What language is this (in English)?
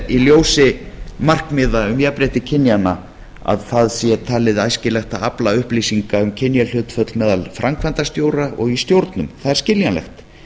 Icelandic